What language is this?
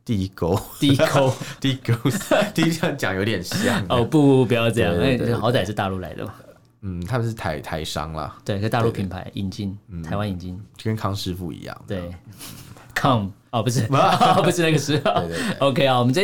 Chinese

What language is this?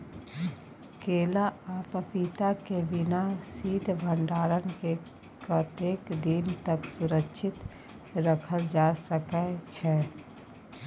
Maithili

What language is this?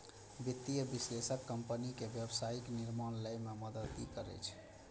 Maithili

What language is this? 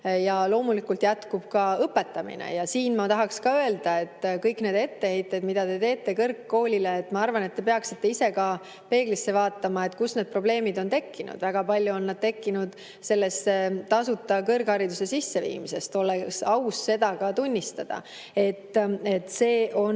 Estonian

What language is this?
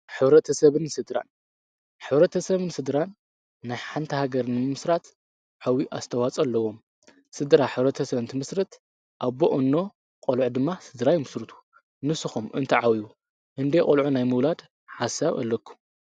Tigrinya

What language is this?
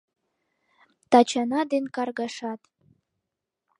Mari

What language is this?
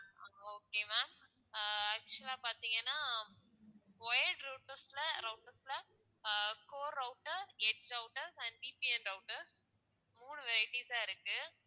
Tamil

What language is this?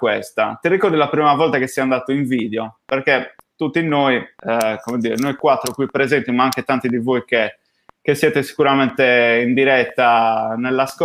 Italian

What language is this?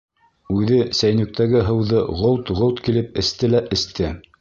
Bashkir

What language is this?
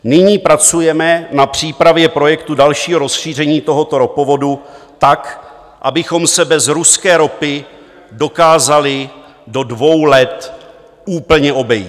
Czech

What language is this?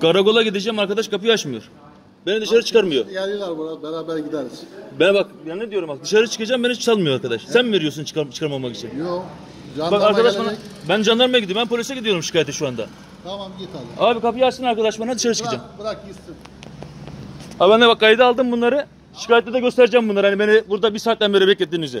Turkish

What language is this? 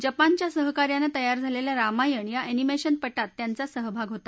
Marathi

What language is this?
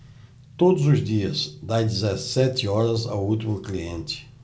Portuguese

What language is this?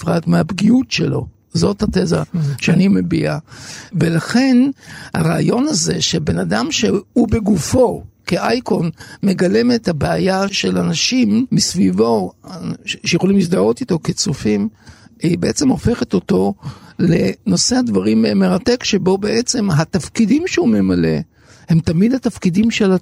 Hebrew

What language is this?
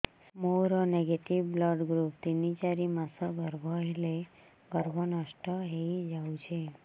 Odia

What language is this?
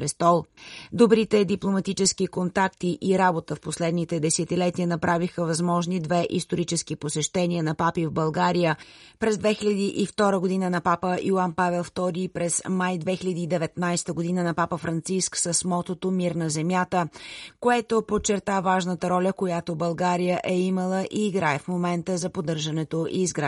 Bulgarian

